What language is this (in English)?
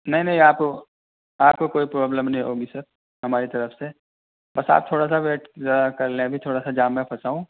Urdu